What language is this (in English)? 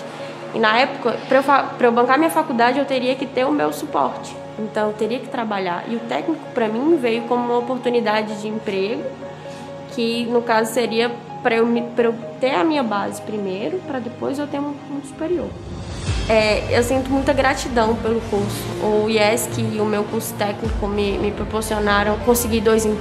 Portuguese